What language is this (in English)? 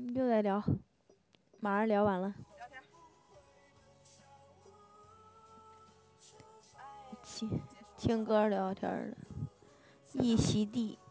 Chinese